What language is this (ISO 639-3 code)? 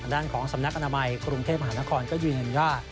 tha